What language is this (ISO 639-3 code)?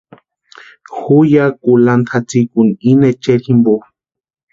pua